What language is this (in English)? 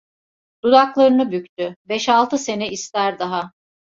Turkish